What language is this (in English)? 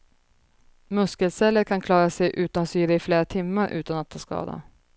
Swedish